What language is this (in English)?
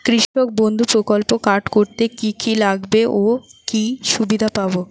Bangla